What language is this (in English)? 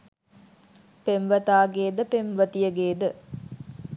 Sinhala